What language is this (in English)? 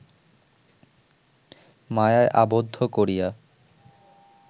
Bangla